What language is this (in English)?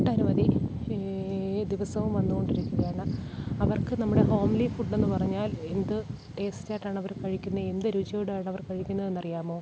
Malayalam